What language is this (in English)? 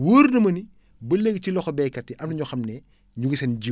Wolof